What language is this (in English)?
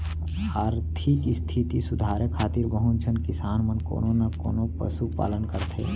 Chhattisgarhi